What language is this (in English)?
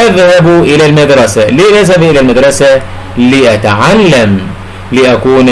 Arabic